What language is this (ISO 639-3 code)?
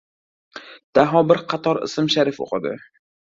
uzb